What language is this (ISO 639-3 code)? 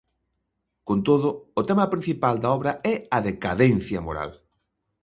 glg